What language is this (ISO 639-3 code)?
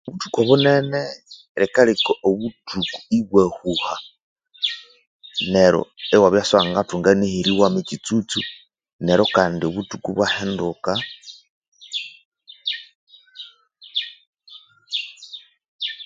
koo